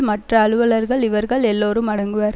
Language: Tamil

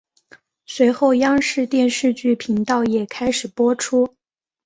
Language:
Chinese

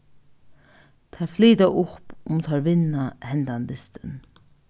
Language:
Faroese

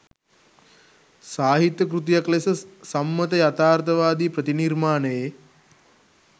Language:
Sinhala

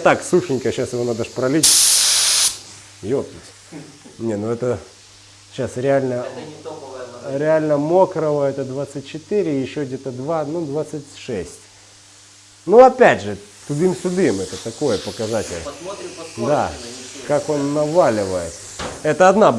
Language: Russian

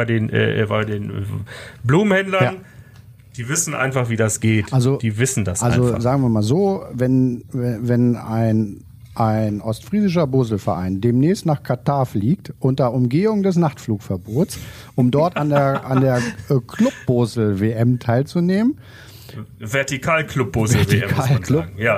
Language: German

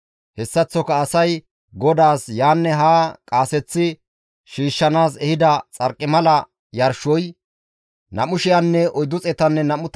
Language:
Gamo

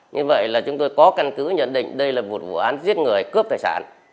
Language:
Vietnamese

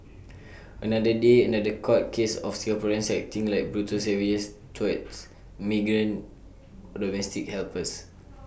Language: English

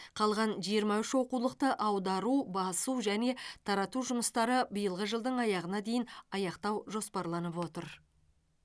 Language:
Kazakh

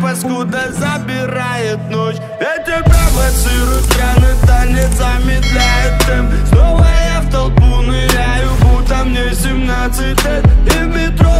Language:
Russian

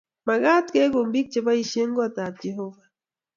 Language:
Kalenjin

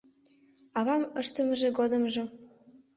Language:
Mari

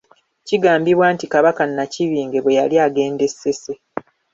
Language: Ganda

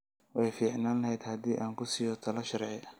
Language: Somali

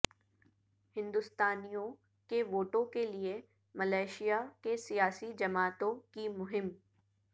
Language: Urdu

